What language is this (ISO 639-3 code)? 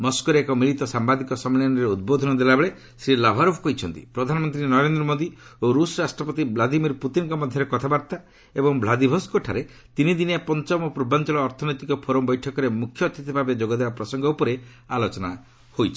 ori